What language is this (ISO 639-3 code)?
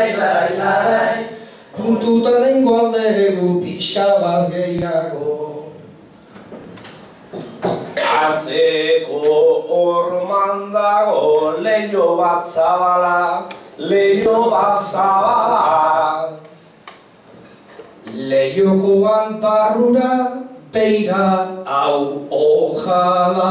ell